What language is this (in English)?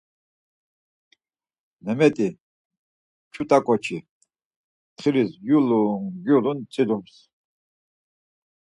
Laz